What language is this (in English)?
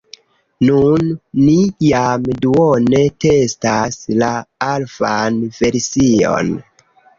Esperanto